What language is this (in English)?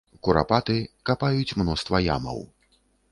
Belarusian